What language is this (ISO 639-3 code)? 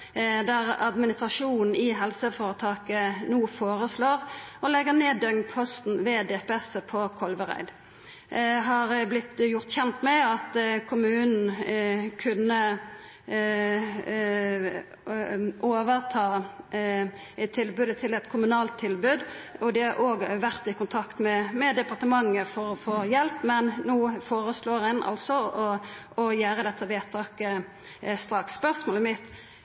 nno